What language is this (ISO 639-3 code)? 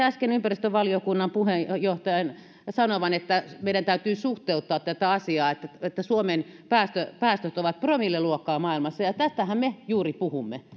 fin